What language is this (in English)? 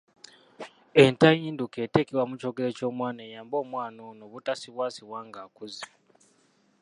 Ganda